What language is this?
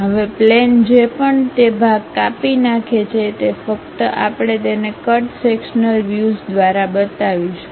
Gujarati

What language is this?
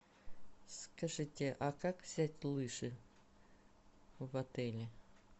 Russian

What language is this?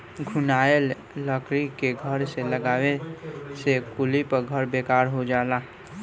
Bhojpuri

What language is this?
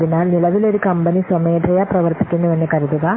Malayalam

